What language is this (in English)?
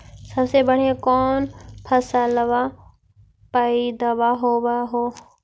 Magahi